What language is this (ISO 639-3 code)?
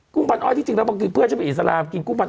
tha